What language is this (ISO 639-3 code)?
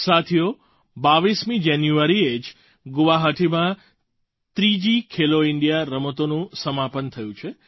guj